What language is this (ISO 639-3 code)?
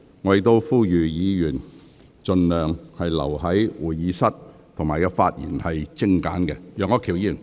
yue